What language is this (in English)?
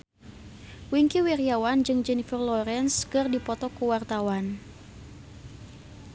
Sundanese